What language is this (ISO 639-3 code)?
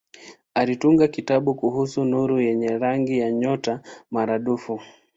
swa